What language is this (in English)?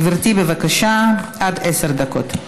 Hebrew